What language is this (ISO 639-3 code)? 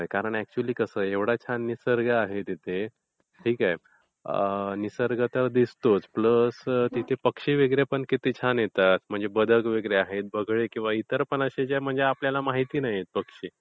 mar